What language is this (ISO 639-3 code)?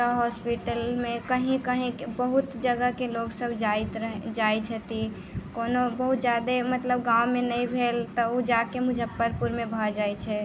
mai